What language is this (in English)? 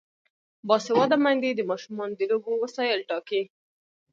Pashto